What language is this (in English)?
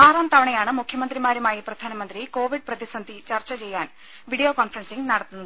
Malayalam